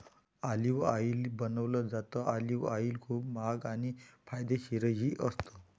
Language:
Marathi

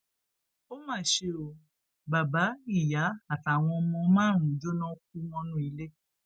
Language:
Yoruba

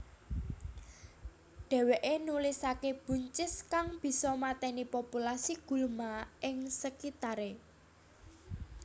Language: Javanese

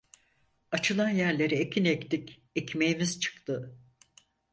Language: Turkish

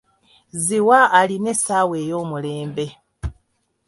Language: Ganda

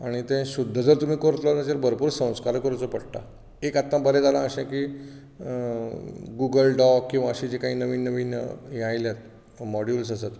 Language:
Konkani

